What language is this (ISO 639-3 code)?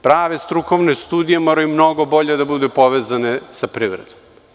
srp